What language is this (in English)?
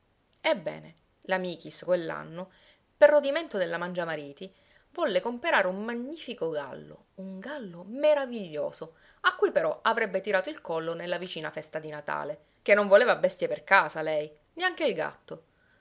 Italian